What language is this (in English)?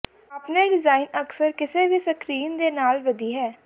Punjabi